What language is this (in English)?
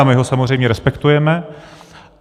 Czech